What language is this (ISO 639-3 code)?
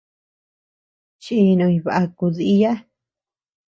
cux